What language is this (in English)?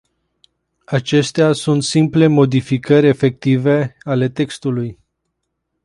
Romanian